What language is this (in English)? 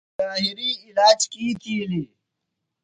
Phalura